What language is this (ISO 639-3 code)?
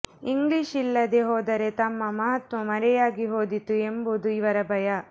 kan